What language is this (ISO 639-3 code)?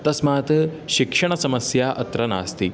san